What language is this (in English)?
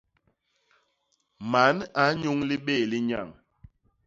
Basaa